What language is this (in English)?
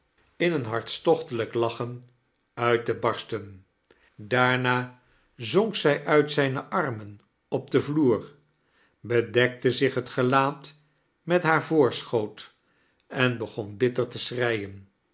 Dutch